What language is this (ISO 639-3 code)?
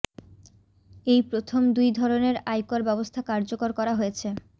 ben